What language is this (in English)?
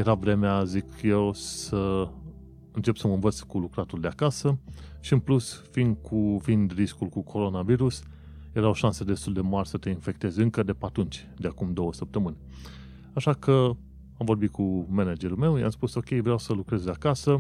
Romanian